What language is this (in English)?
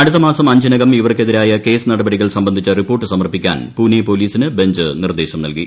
Malayalam